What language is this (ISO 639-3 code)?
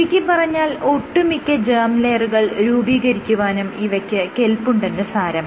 mal